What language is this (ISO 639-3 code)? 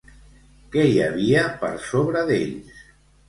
cat